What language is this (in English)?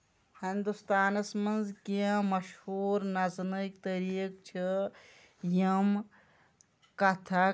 Kashmiri